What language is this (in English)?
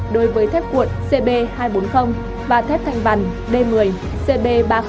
Vietnamese